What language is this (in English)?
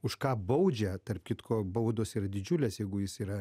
Lithuanian